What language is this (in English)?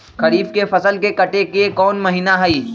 Magahi